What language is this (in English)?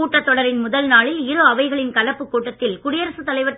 Tamil